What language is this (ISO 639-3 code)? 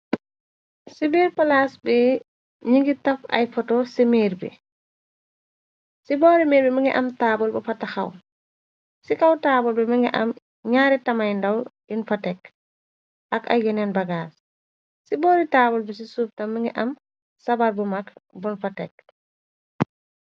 wol